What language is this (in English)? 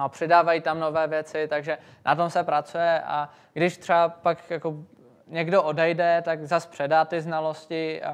Czech